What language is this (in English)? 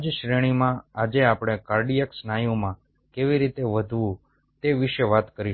Gujarati